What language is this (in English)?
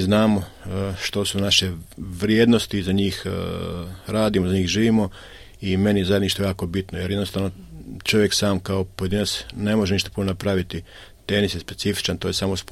Croatian